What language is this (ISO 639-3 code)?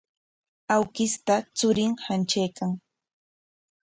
qwa